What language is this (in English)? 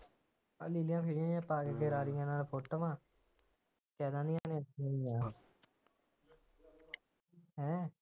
Punjabi